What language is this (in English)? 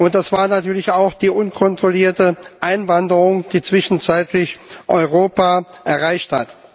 German